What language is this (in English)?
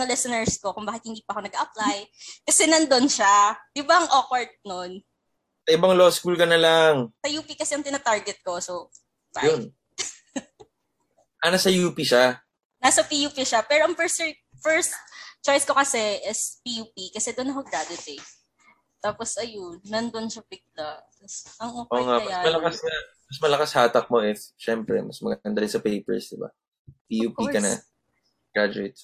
Filipino